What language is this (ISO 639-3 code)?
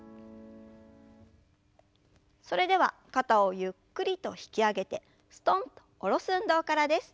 jpn